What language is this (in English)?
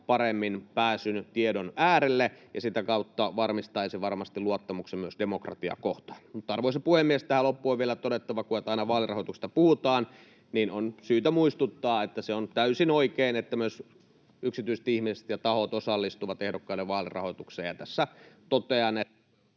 Finnish